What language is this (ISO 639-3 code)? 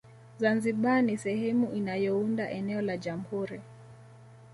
swa